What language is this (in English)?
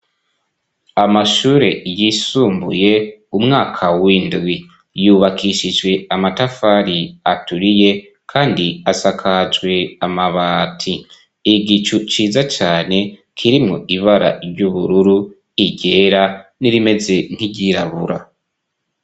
Rundi